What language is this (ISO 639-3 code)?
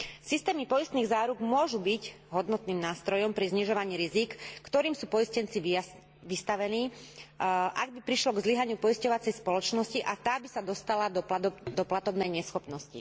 slk